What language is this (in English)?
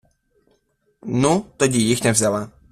Ukrainian